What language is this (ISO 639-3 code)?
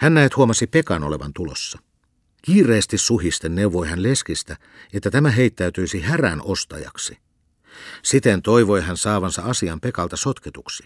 fin